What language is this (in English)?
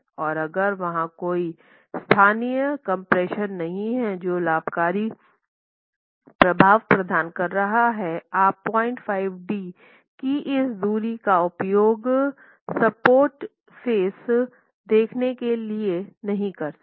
Hindi